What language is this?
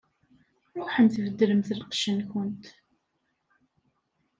Kabyle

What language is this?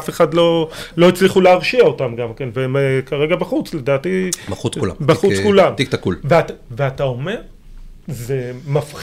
Hebrew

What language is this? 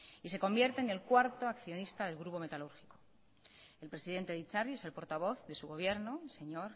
Spanish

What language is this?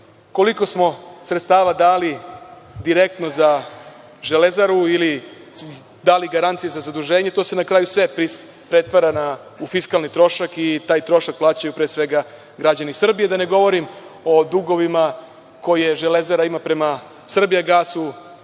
Serbian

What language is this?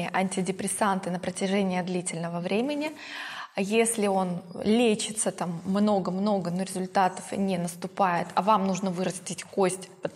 Russian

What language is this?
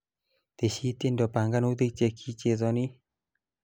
Kalenjin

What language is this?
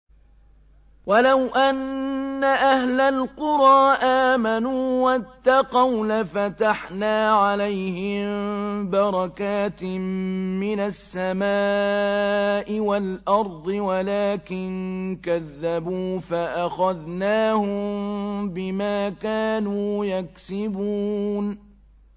Arabic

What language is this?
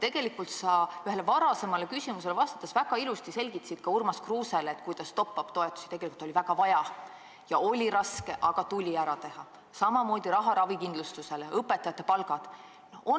Estonian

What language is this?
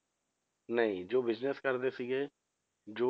Punjabi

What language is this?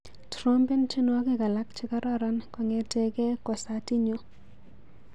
Kalenjin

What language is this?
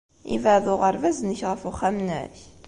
Kabyle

